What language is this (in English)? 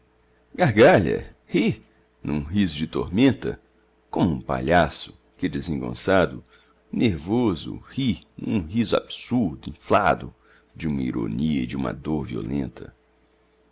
Portuguese